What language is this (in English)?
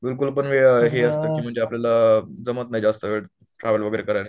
Marathi